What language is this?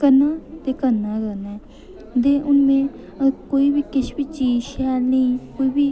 Dogri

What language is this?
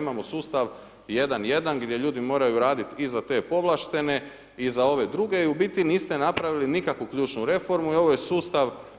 Croatian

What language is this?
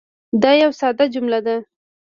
Pashto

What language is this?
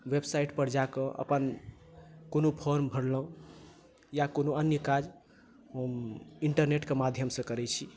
Maithili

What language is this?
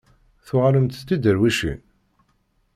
Kabyle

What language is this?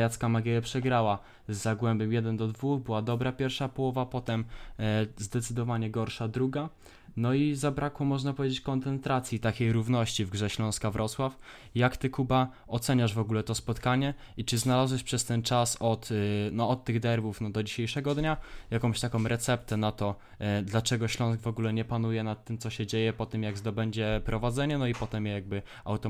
Polish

